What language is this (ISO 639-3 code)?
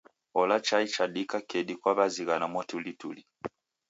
dav